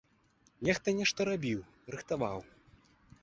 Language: Belarusian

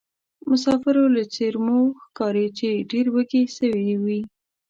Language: Pashto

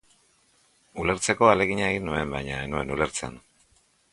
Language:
Basque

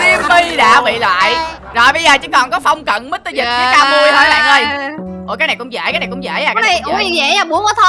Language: Vietnamese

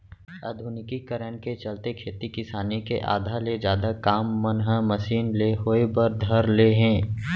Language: Chhattisgarhi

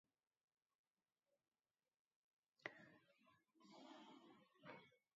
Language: Basque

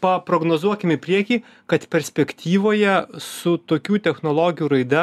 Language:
Lithuanian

